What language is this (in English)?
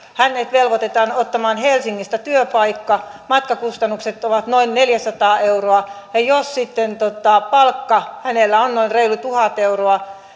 Finnish